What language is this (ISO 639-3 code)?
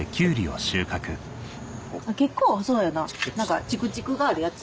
jpn